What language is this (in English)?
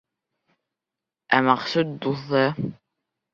Bashkir